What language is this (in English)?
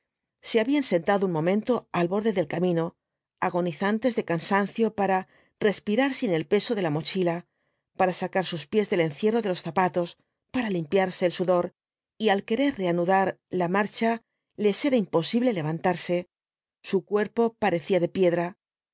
Spanish